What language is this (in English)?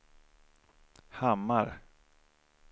Swedish